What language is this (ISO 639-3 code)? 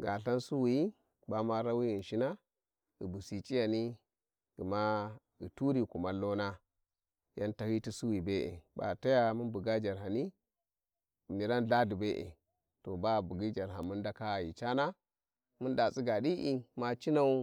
wji